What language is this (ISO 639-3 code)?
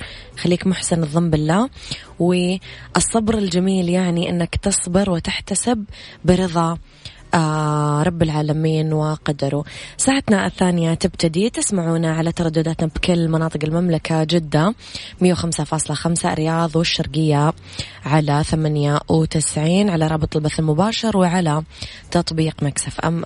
ara